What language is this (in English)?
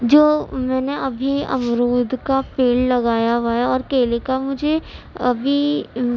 Urdu